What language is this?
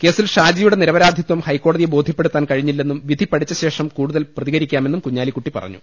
Malayalam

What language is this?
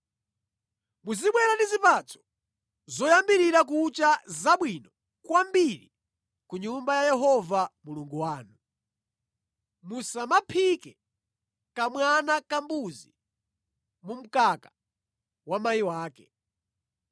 Nyanja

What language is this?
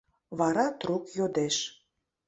Mari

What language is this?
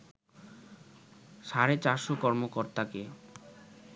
Bangla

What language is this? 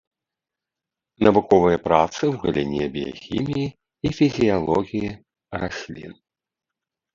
Belarusian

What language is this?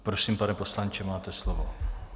Czech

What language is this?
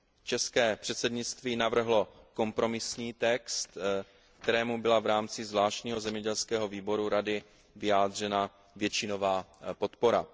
Czech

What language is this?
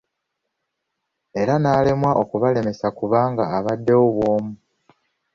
Ganda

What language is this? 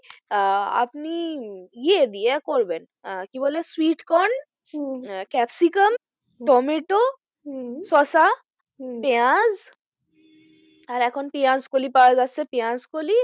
Bangla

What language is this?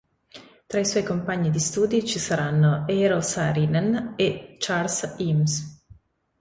Italian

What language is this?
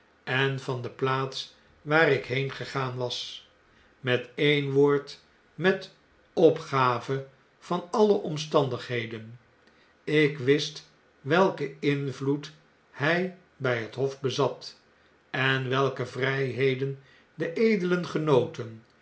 Dutch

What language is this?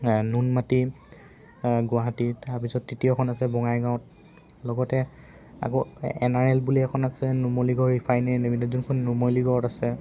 Assamese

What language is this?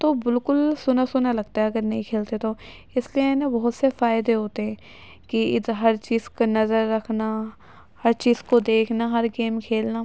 Urdu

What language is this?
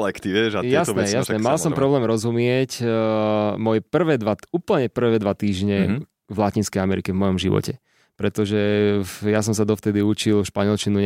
Slovak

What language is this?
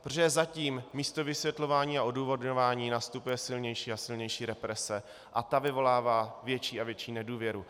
Czech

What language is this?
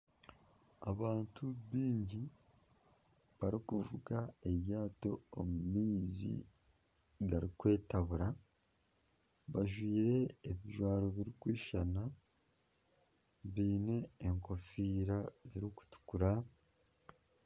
Nyankole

